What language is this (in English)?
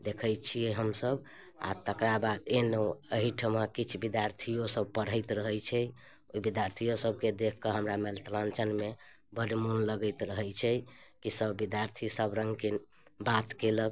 Maithili